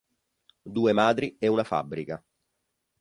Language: Italian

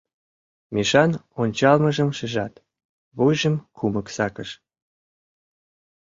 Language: Mari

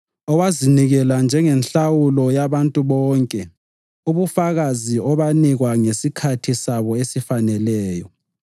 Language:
North Ndebele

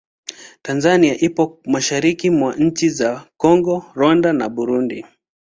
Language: Swahili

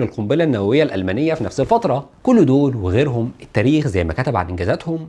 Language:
Arabic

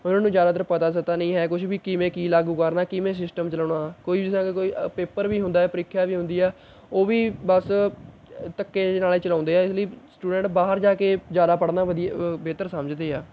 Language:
Punjabi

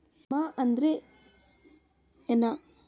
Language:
Kannada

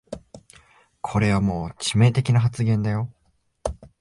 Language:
Japanese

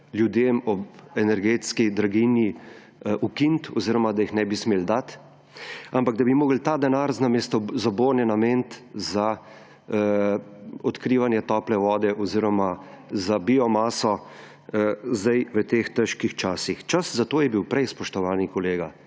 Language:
Slovenian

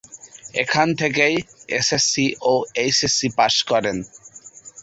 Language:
Bangla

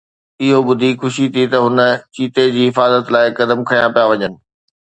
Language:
Sindhi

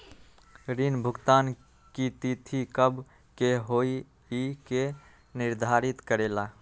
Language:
Magahi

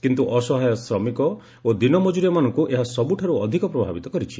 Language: Odia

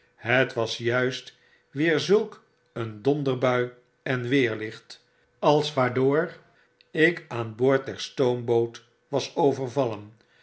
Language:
Dutch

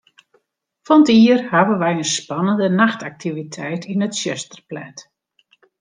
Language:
Western Frisian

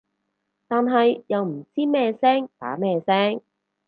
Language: Cantonese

